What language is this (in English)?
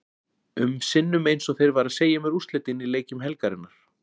Icelandic